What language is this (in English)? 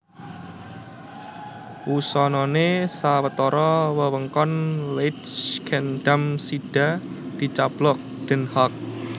Javanese